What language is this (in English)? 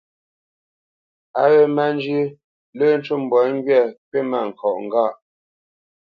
Bamenyam